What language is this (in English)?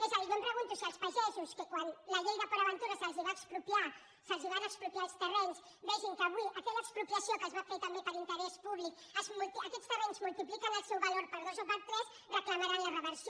Catalan